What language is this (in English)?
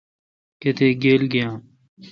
Kalkoti